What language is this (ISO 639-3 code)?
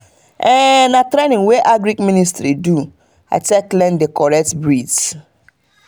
pcm